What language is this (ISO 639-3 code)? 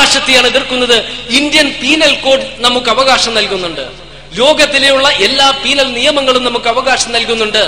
mal